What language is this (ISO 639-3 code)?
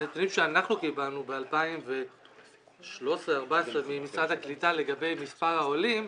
heb